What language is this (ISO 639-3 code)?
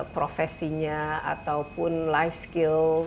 ind